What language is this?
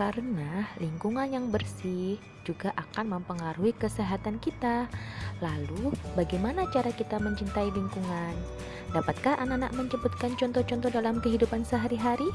Indonesian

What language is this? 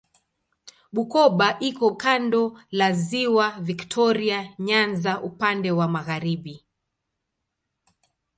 Swahili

